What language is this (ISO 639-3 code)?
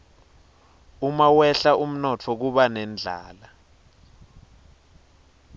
ssw